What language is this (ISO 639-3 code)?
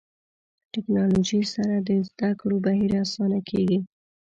pus